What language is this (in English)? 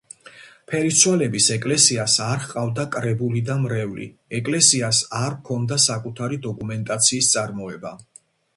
Georgian